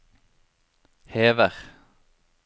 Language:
Norwegian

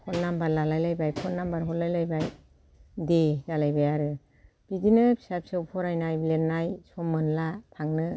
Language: Bodo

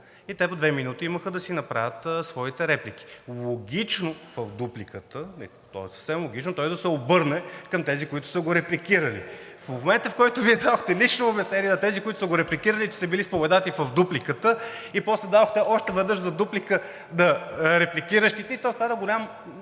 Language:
Bulgarian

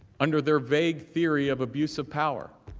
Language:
English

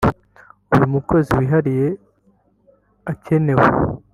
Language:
Kinyarwanda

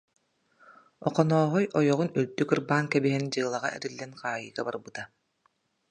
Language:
Yakut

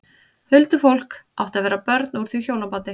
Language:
Icelandic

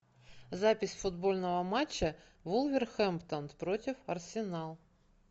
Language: Russian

